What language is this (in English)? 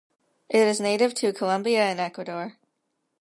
English